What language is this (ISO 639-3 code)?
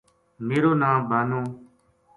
gju